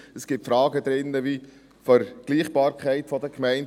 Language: Swiss German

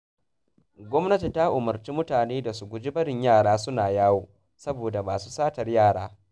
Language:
Hausa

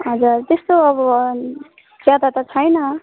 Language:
Nepali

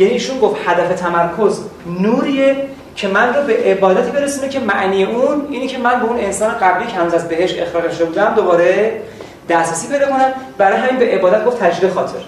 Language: Persian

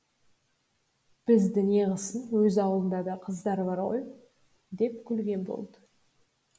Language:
Kazakh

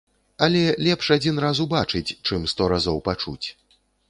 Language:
Belarusian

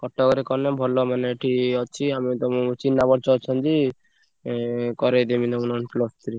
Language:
Odia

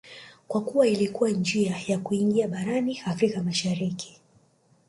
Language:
Swahili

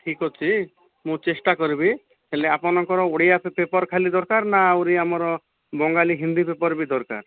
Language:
Odia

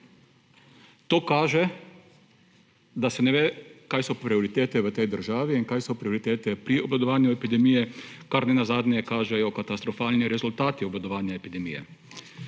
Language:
Slovenian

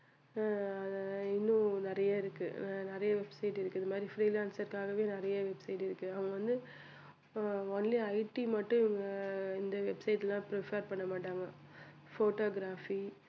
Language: Tamil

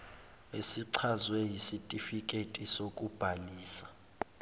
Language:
Zulu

